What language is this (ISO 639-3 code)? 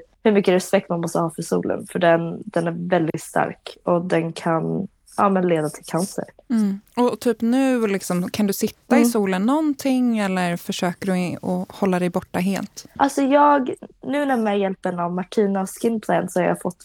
swe